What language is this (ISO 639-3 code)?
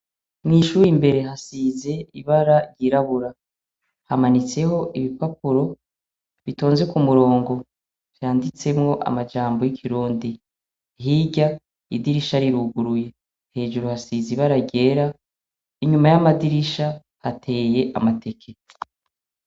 run